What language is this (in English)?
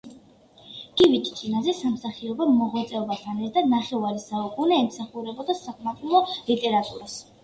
Georgian